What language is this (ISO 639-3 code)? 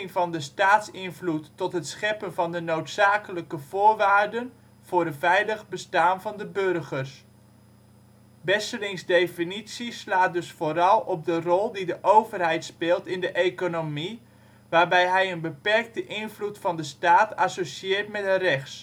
nld